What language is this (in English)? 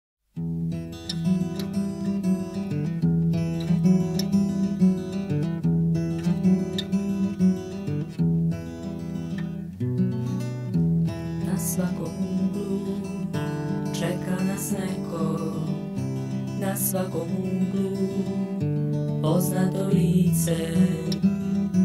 Latvian